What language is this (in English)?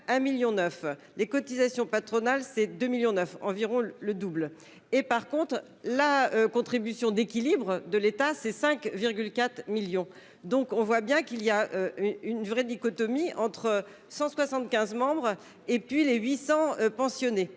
French